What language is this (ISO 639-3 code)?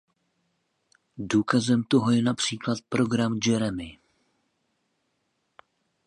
ces